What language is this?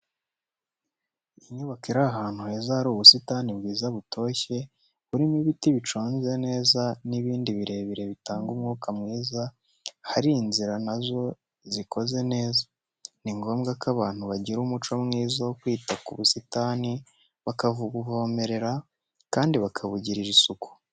Kinyarwanda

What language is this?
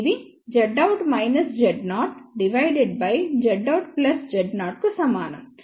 Telugu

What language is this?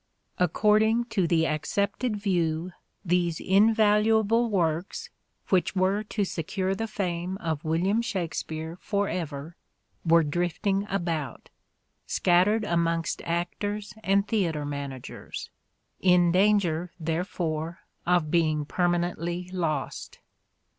English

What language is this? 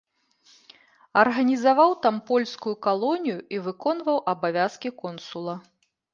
Belarusian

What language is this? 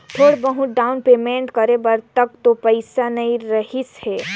Chhattisgarhi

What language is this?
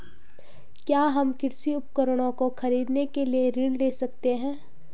Hindi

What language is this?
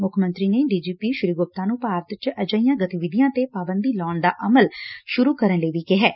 Punjabi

